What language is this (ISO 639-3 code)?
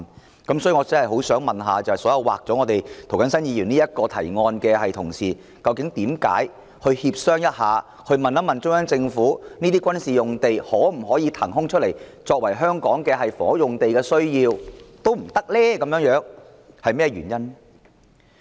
yue